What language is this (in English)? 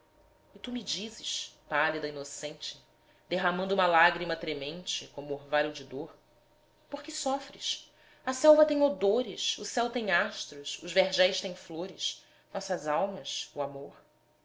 Portuguese